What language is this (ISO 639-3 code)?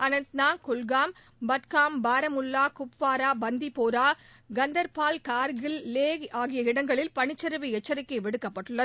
tam